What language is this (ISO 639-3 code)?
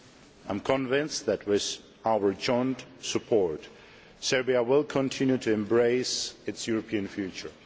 eng